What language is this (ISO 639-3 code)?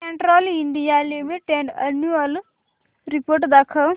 mar